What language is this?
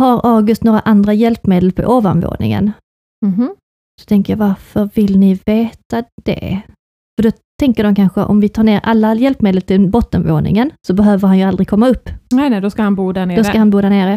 Swedish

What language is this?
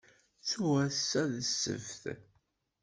Kabyle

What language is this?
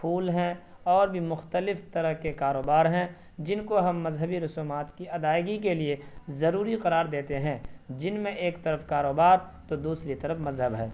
Urdu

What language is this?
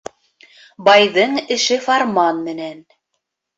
Bashkir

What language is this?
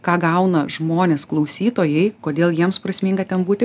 Lithuanian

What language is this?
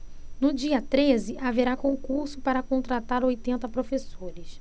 Portuguese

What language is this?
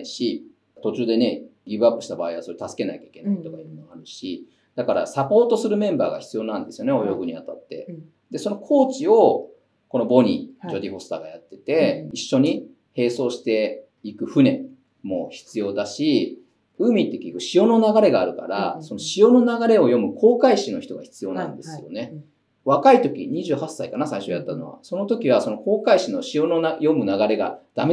Japanese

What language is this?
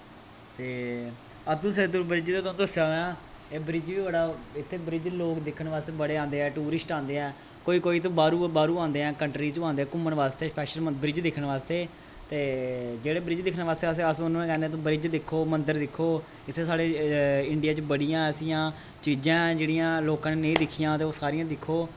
Dogri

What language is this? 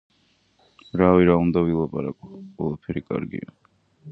Georgian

